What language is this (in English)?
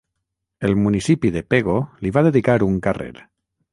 Catalan